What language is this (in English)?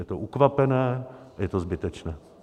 Czech